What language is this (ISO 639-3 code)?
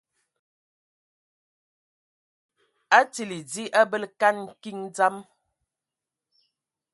ewo